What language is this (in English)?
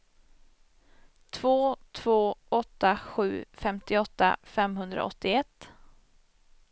Swedish